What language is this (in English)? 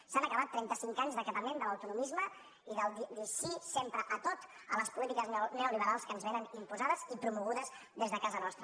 Catalan